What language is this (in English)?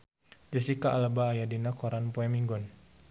Sundanese